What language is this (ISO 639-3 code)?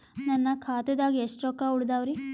kan